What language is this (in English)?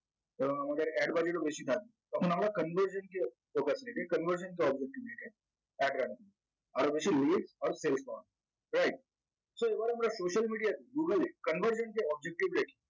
Bangla